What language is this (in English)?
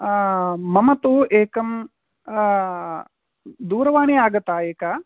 Sanskrit